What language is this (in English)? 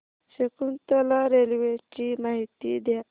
Marathi